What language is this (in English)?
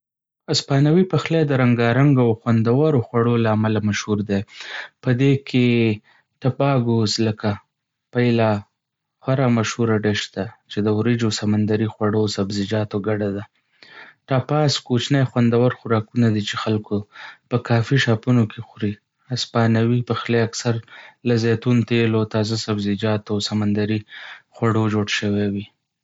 Pashto